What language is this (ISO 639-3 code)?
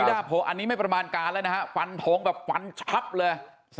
tha